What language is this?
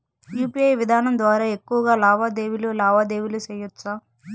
Telugu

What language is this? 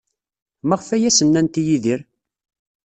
Kabyle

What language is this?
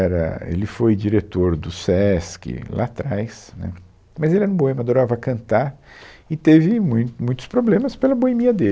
Portuguese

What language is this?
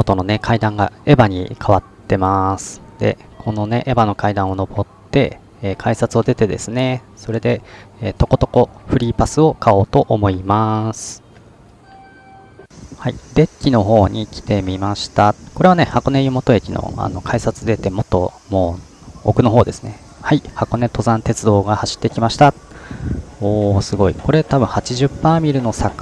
Japanese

